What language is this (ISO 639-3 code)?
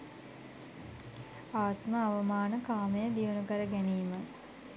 sin